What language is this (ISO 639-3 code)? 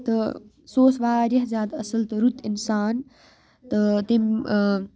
kas